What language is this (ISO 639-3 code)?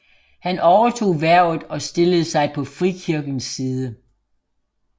dan